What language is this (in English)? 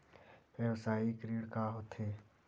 Chhattisgarhi